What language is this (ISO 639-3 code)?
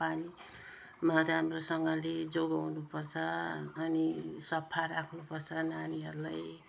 nep